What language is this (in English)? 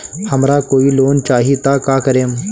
Bhojpuri